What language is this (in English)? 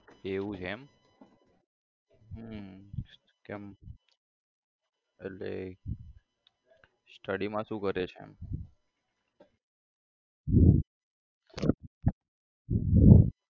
Gujarati